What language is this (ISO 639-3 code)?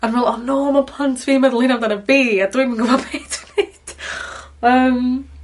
cym